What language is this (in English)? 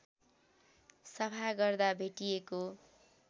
Nepali